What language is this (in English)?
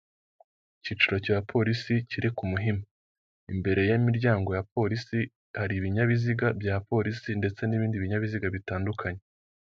Kinyarwanda